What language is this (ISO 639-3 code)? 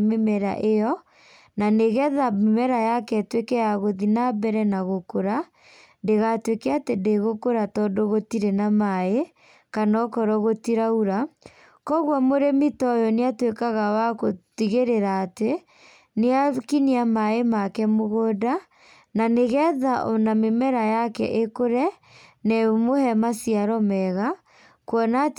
kik